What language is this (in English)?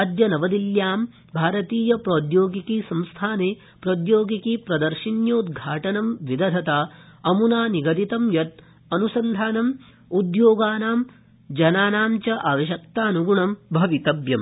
Sanskrit